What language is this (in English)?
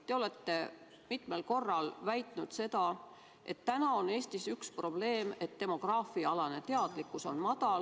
Estonian